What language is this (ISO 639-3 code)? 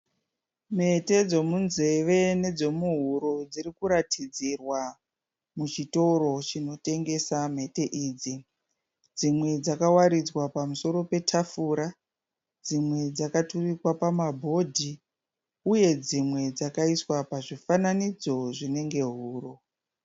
sna